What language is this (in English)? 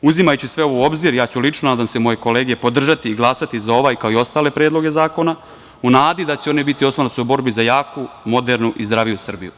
Serbian